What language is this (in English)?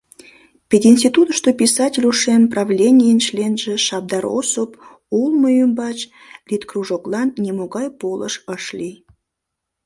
Mari